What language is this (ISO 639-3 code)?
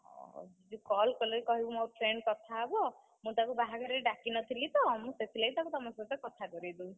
ori